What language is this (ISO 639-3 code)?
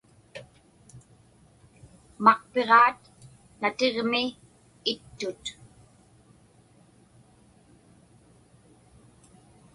ipk